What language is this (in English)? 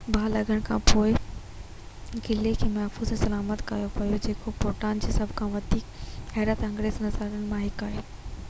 Sindhi